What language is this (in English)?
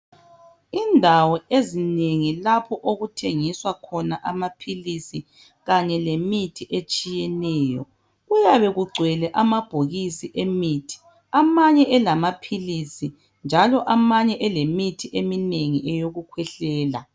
North Ndebele